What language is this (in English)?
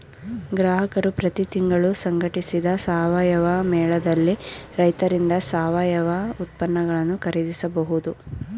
Kannada